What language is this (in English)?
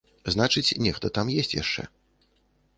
Belarusian